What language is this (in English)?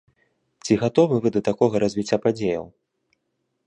Belarusian